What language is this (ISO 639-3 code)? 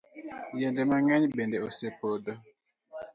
luo